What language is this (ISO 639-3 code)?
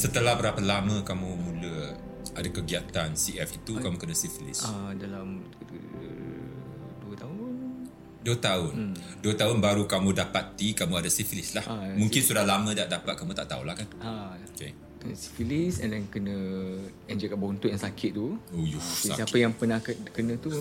msa